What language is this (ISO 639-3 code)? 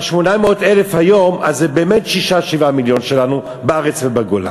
heb